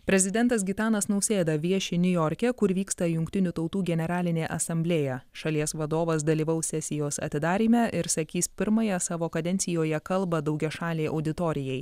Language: Lithuanian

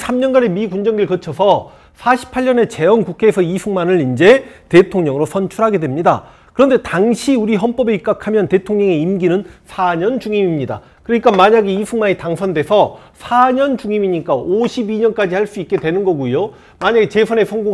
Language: Korean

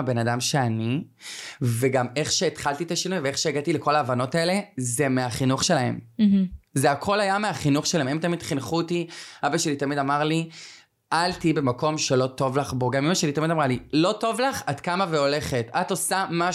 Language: Hebrew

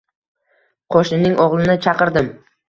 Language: Uzbek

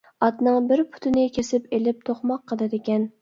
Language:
Uyghur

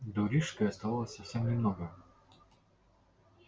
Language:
Russian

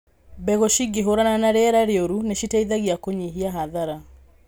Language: Kikuyu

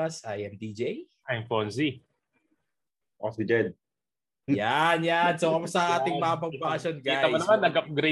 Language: Filipino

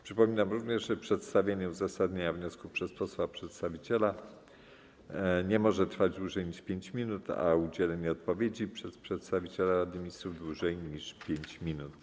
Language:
Polish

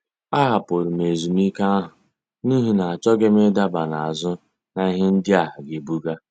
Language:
Igbo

